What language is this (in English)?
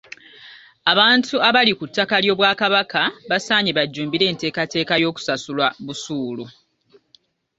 Ganda